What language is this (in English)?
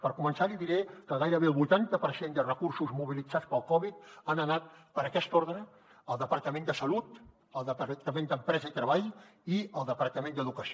Catalan